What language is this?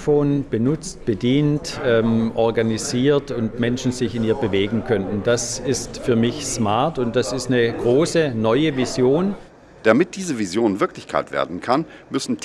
German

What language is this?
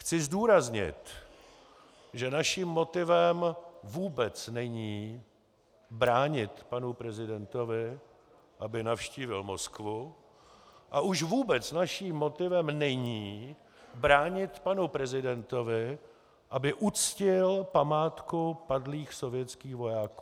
Czech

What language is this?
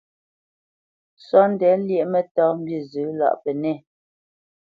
Bamenyam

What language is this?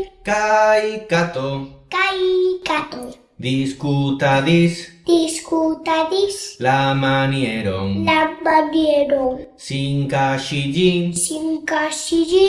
Italian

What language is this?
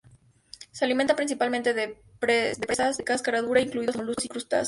Spanish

